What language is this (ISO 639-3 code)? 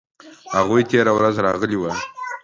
pus